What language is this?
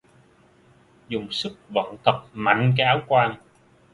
Vietnamese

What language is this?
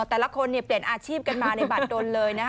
Thai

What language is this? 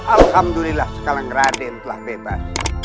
Indonesian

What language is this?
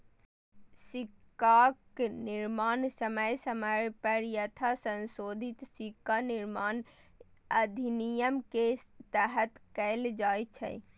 Maithili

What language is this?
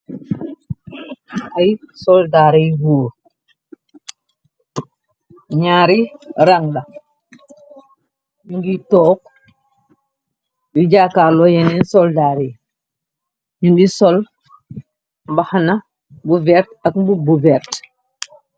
Wolof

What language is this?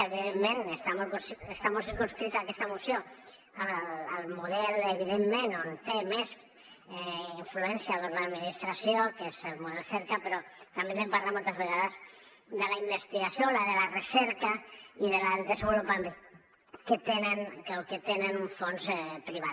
Catalan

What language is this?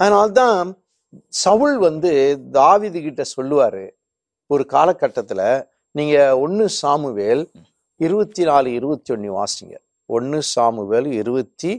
Tamil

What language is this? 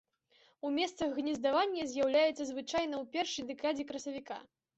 Belarusian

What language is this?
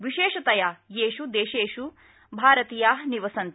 Sanskrit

